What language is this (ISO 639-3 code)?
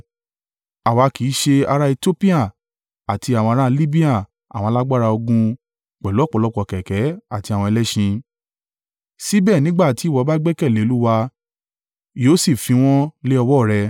yor